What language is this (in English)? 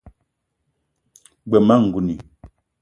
Eton (Cameroon)